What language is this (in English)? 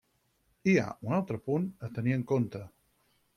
Catalan